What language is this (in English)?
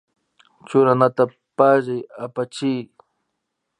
Imbabura Highland Quichua